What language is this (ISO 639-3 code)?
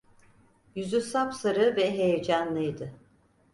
tur